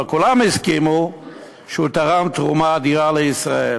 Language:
Hebrew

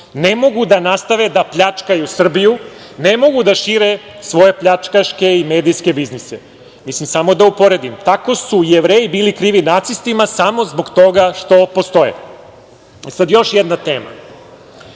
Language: Serbian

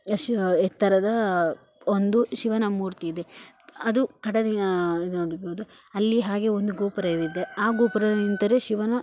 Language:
Kannada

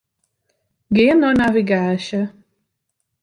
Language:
Western Frisian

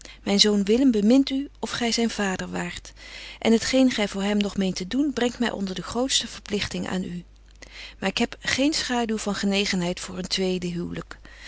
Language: Dutch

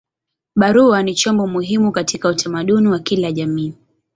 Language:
Swahili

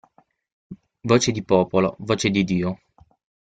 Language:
Italian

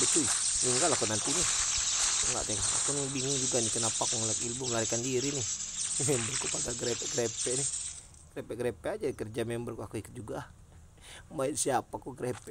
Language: Indonesian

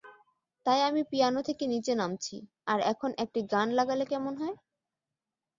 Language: Bangla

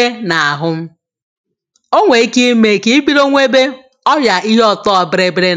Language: Igbo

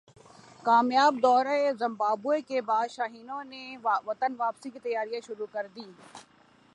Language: Urdu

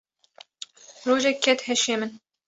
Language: Kurdish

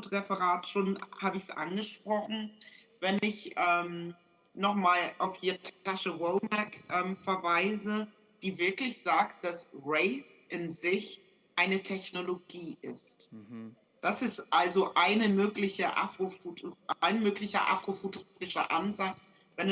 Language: German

